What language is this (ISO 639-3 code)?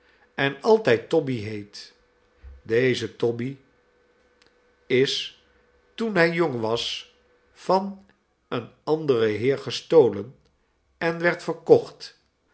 nld